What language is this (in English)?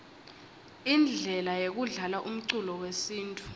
Swati